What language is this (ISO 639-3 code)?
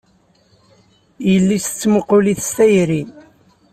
kab